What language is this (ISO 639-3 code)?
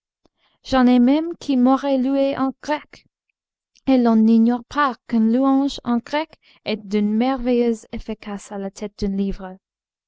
fra